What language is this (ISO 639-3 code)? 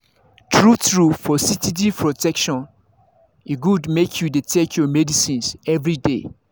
pcm